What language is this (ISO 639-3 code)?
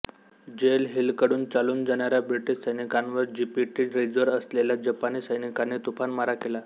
mar